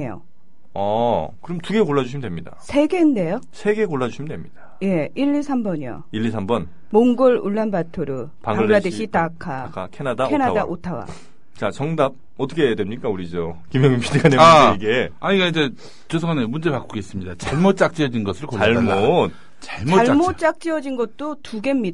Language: Korean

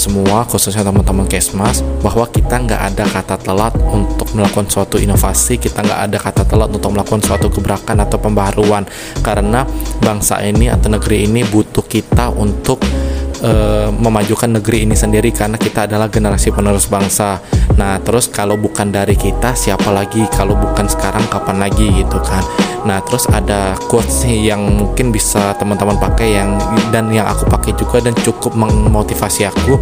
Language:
Indonesian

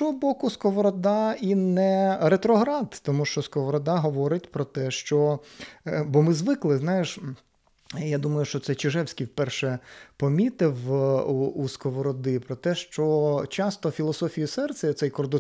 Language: Ukrainian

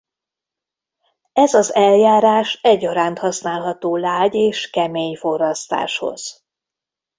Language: Hungarian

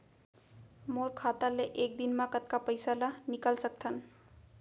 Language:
Chhattisgarhi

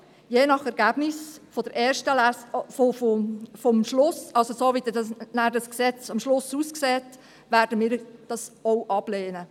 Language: Swiss German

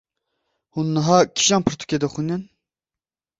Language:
Kurdish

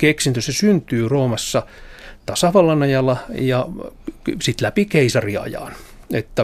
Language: Finnish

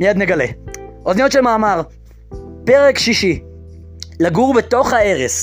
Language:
Hebrew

